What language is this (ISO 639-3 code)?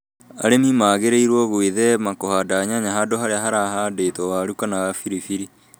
kik